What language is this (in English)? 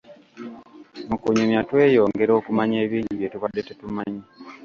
Ganda